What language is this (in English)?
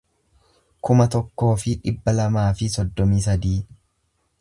Oromo